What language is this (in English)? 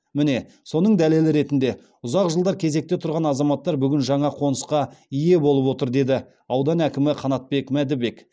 Kazakh